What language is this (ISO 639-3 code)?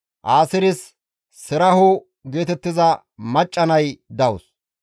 gmv